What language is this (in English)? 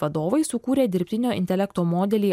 Lithuanian